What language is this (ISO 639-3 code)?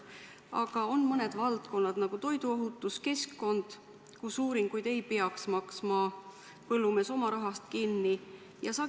est